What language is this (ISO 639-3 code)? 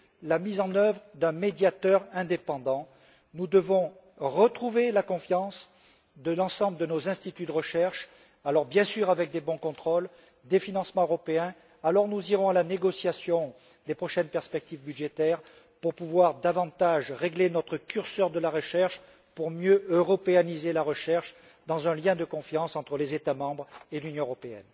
fra